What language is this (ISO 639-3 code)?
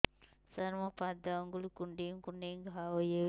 ori